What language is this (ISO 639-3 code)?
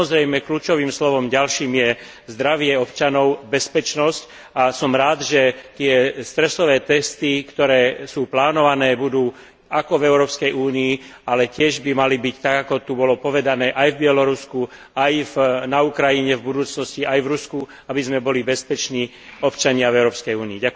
slk